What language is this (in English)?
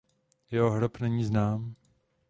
Czech